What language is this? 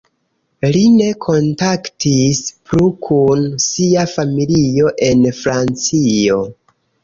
Esperanto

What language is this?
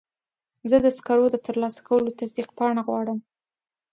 Pashto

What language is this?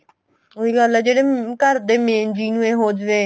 Punjabi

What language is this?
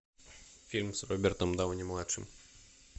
Russian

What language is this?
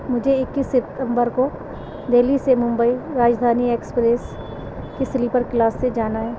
Urdu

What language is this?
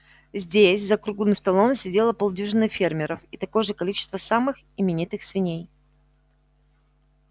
Russian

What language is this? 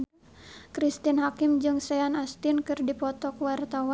Sundanese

